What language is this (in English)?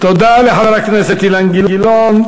Hebrew